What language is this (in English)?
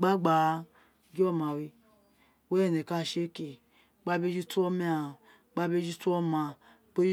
Isekiri